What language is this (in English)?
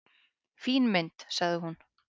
Icelandic